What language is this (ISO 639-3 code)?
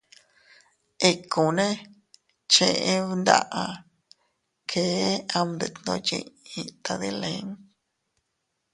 cut